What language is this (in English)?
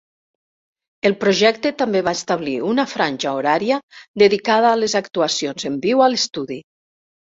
Catalan